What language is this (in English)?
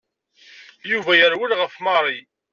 Kabyle